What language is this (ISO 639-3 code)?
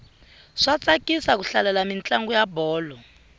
tso